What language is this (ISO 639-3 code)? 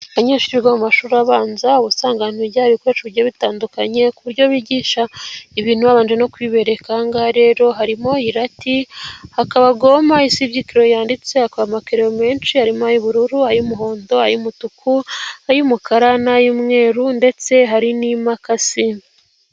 kin